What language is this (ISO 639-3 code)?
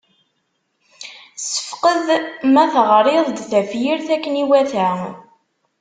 kab